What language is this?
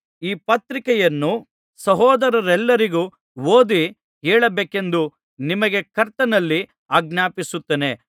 Kannada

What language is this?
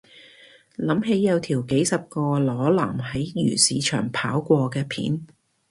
Cantonese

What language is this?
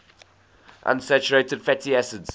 English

